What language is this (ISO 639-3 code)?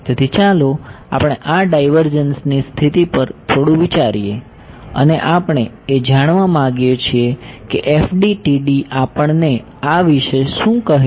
guj